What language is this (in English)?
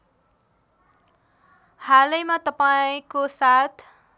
Nepali